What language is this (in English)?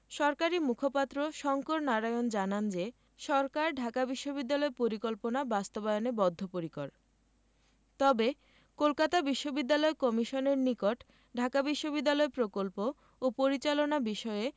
Bangla